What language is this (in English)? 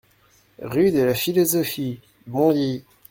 French